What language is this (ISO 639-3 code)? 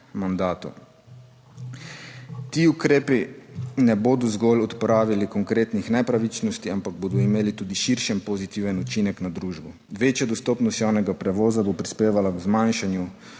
slv